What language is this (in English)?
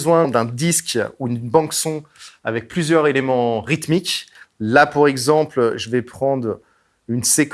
French